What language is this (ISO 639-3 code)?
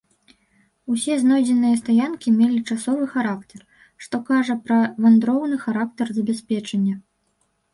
bel